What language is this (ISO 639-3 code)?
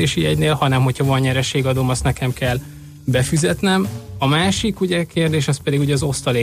hun